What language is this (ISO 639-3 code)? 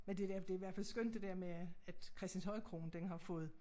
dan